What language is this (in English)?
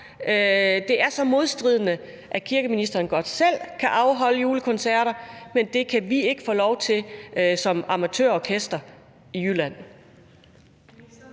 Danish